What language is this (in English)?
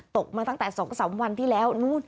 Thai